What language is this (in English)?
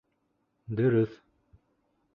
Bashkir